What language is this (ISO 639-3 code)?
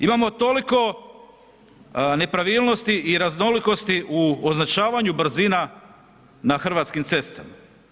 hrv